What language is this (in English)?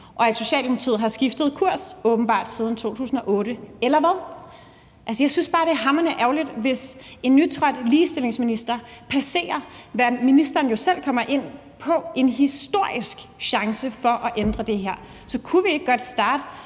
Danish